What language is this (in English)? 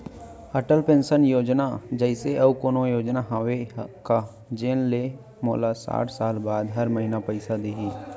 Chhattisgarhi